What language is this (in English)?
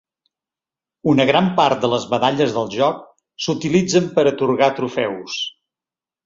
Catalan